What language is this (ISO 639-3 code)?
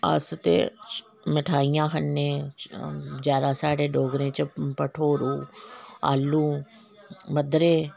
doi